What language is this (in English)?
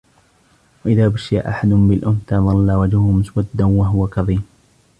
Arabic